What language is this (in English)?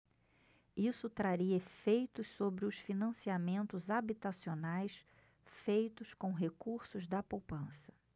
Portuguese